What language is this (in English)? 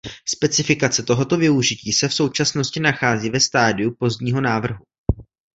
Czech